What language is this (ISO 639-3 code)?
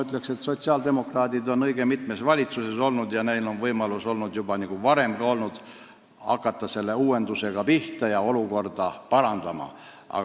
est